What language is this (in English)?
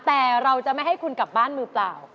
Thai